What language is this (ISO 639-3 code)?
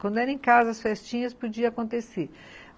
por